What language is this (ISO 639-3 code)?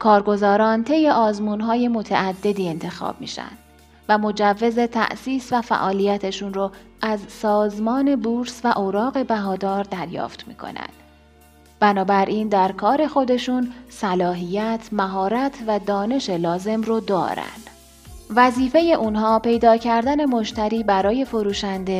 fas